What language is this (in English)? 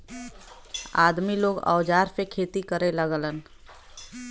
Bhojpuri